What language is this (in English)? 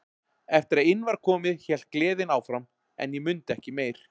Icelandic